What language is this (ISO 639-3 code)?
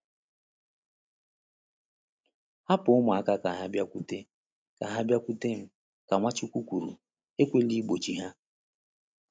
ibo